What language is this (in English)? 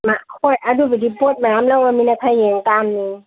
Manipuri